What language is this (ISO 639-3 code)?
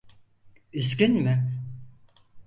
tur